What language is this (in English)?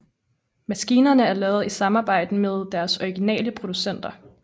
Danish